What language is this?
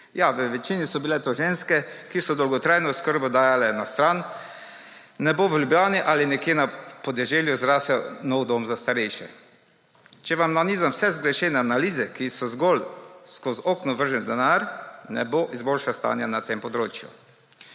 Slovenian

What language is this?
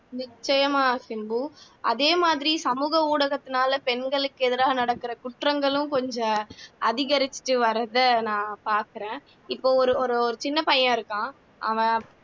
Tamil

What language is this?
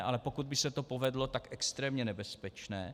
Czech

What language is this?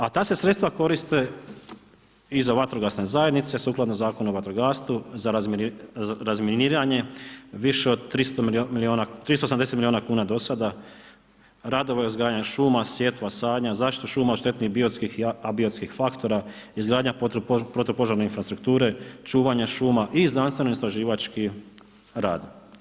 Croatian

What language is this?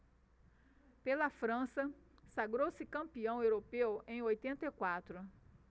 Portuguese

